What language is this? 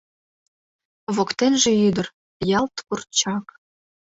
Mari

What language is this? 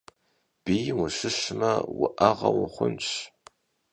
Kabardian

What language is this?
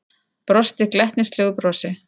Icelandic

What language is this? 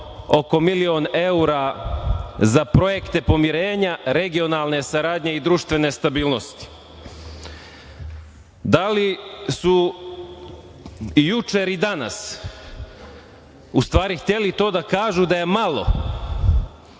Serbian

